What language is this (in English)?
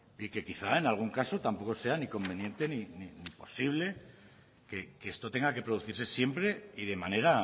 Spanish